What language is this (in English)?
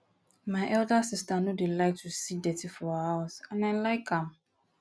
Nigerian Pidgin